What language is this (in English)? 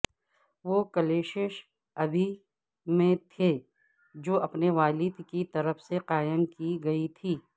Urdu